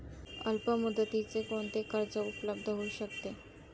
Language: Marathi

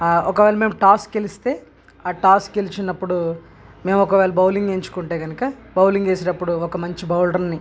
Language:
Telugu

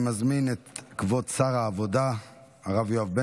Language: Hebrew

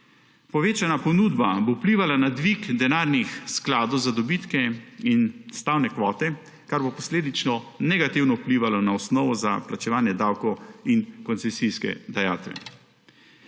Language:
Slovenian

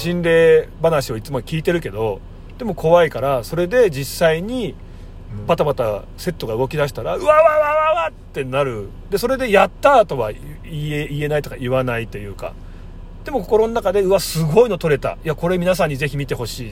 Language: Japanese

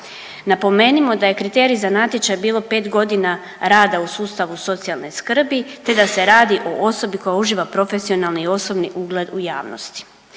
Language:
Croatian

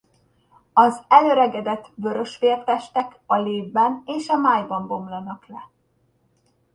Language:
Hungarian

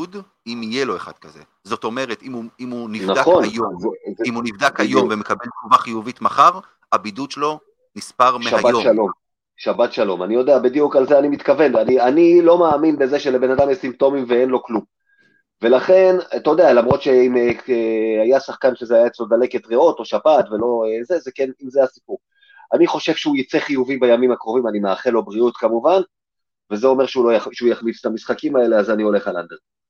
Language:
Hebrew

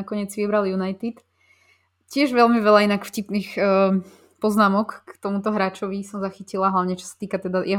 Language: Slovak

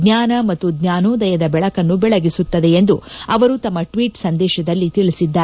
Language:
Kannada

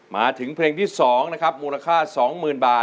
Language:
Thai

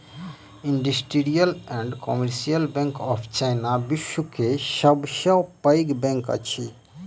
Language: Maithili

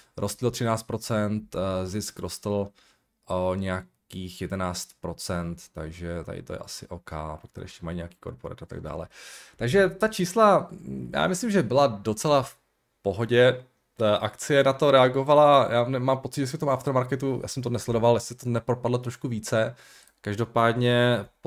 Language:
Czech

